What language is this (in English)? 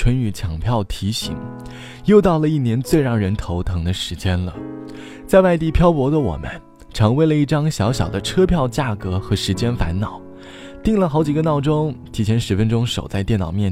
Chinese